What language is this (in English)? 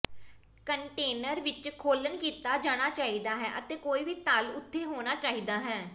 Punjabi